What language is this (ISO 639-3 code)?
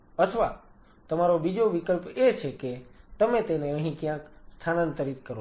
guj